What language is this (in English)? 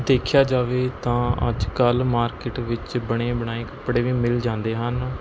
Punjabi